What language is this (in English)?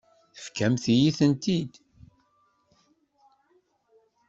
Kabyle